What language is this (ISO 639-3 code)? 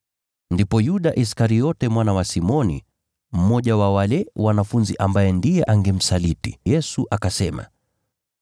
swa